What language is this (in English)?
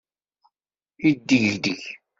Kabyle